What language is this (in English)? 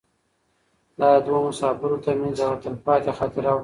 Pashto